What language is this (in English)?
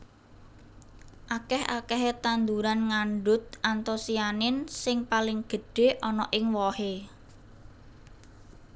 Javanese